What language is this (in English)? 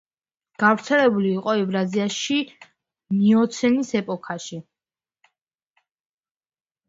Georgian